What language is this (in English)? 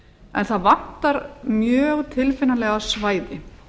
Icelandic